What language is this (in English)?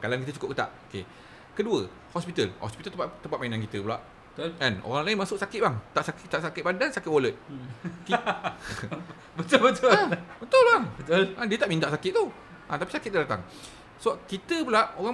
Malay